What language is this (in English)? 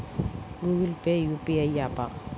Telugu